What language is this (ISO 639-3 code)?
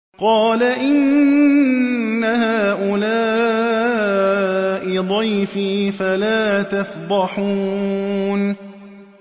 ara